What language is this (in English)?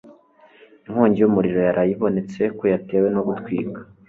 Kinyarwanda